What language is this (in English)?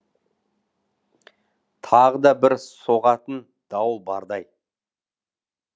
Kazakh